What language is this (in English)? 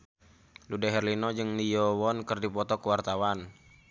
Sundanese